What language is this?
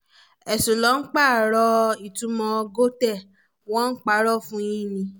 Yoruba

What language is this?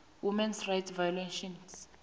South Ndebele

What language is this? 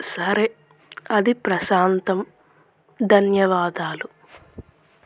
Telugu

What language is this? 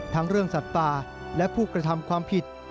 Thai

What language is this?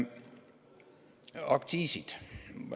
Estonian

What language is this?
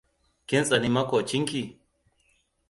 Hausa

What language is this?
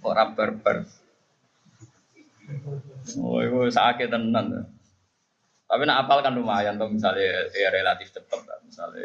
Malay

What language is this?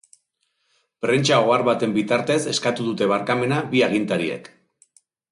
Basque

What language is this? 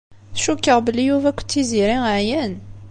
Kabyle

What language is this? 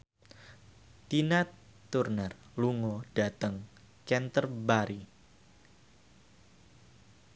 Javanese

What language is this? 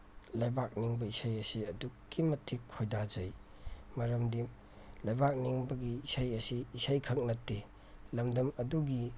Manipuri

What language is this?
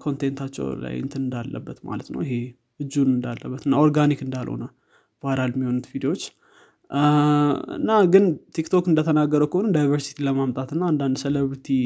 Amharic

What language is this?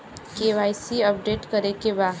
Bhojpuri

